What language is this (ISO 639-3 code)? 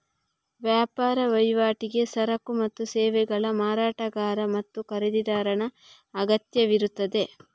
kan